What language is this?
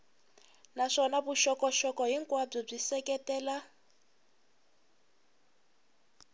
Tsonga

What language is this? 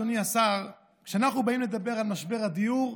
Hebrew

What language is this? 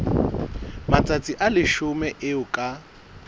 Southern Sotho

